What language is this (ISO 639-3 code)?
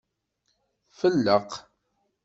kab